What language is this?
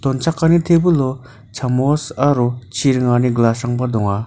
Garo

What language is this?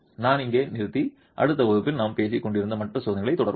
Tamil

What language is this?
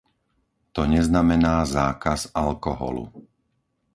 Slovak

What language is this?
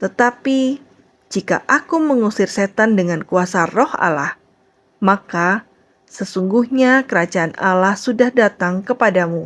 Indonesian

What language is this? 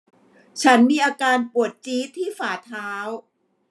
Thai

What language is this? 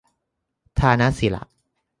Thai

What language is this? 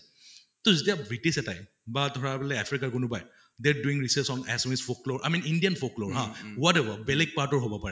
Assamese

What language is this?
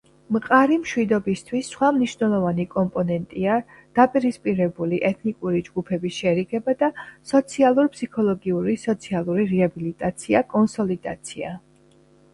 Georgian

